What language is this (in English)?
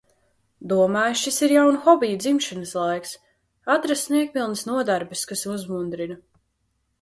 Latvian